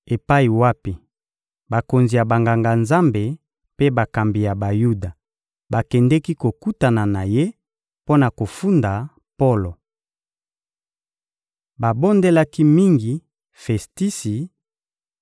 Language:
Lingala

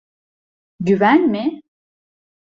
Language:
Turkish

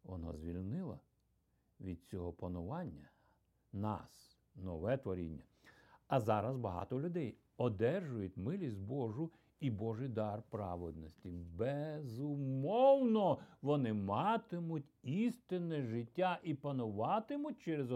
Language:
Ukrainian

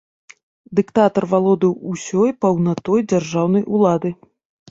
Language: Belarusian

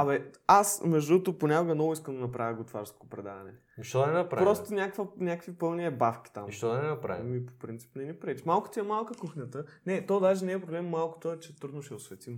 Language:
Bulgarian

